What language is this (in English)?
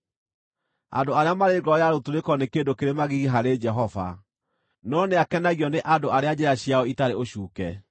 Kikuyu